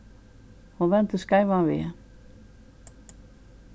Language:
Faroese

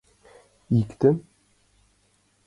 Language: Mari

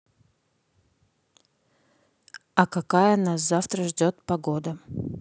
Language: Russian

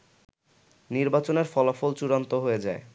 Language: Bangla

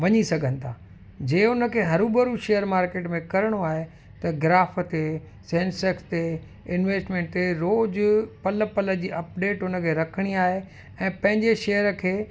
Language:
Sindhi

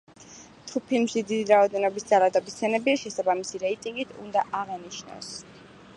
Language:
Georgian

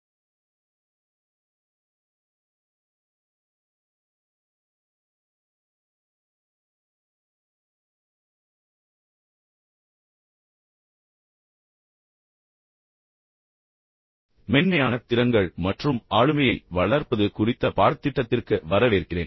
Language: Tamil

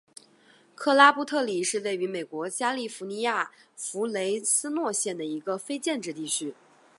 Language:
Chinese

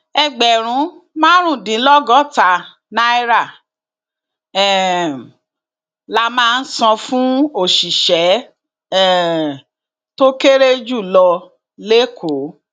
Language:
Yoruba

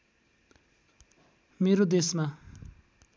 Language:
Nepali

